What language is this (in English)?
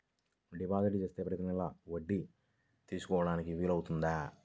Telugu